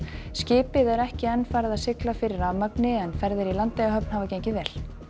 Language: Icelandic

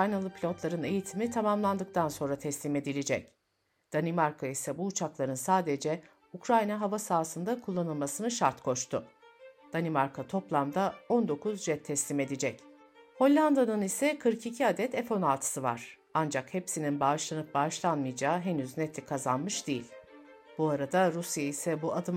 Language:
Turkish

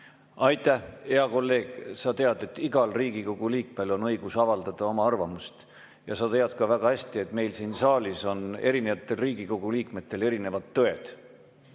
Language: Estonian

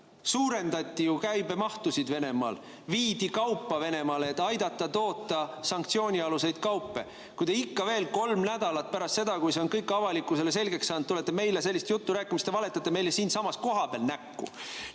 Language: Estonian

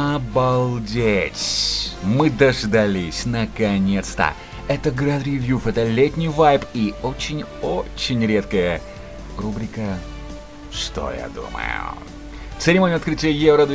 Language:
Russian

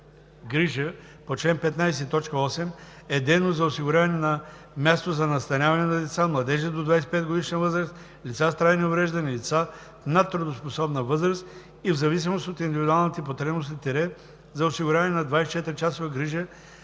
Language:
Bulgarian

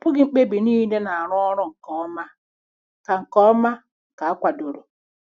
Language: Igbo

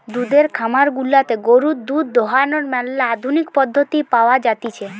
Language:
Bangla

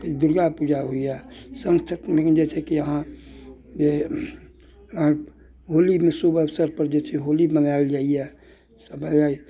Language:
Maithili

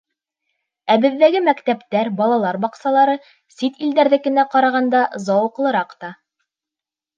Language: Bashkir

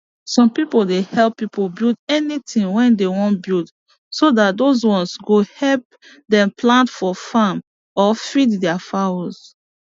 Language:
Nigerian Pidgin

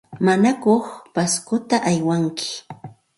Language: Santa Ana de Tusi Pasco Quechua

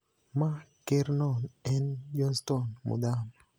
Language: Luo (Kenya and Tanzania)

